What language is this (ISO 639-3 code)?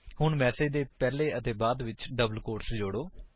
pan